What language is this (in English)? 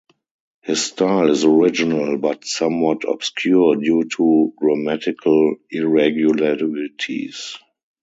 English